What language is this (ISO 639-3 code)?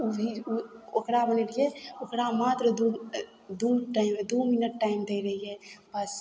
mai